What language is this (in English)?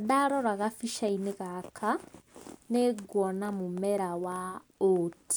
Kikuyu